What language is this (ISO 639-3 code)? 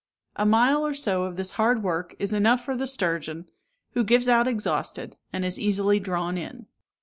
eng